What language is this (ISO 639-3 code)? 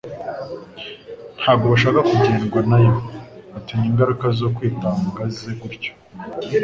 kin